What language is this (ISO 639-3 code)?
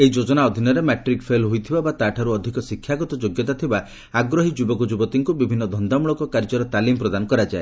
ori